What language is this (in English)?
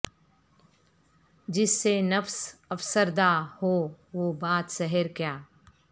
Urdu